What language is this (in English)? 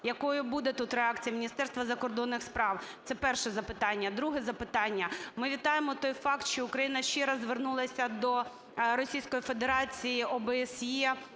Ukrainian